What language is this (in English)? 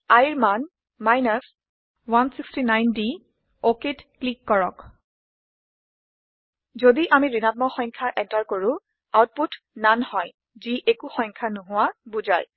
Assamese